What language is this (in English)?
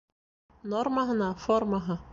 Bashkir